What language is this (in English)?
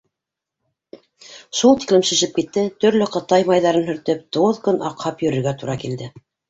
Bashkir